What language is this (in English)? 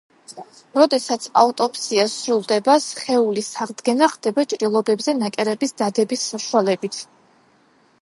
Georgian